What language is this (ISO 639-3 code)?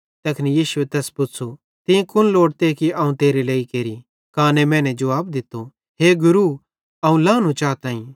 bhd